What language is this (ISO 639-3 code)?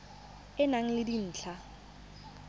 tsn